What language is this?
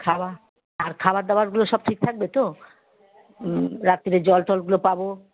Bangla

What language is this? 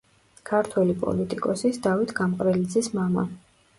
Georgian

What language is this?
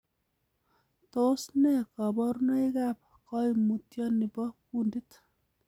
Kalenjin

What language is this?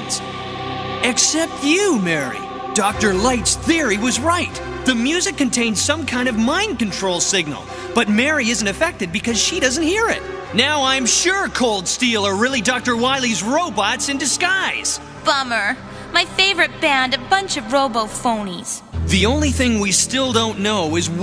English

